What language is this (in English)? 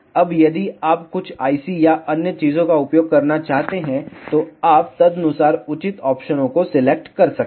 Hindi